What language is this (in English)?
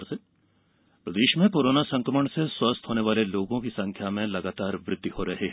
Hindi